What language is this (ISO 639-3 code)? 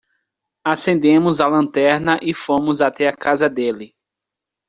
por